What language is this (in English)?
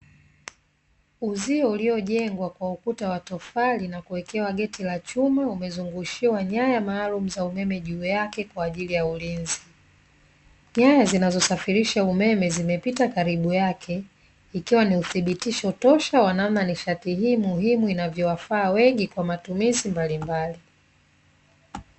Swahili